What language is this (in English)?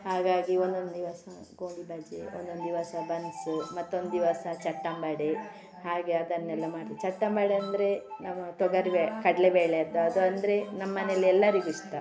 Kannada